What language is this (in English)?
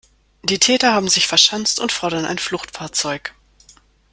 German